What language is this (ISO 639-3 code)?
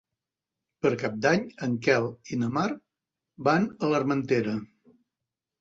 cat